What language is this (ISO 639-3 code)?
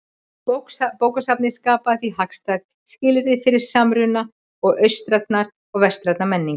isl